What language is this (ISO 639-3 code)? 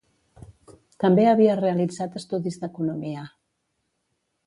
cat